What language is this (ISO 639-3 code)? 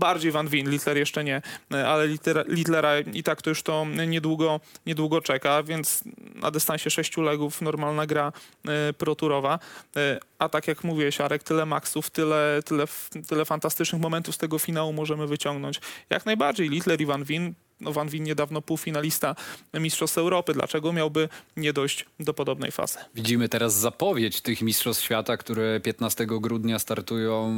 pol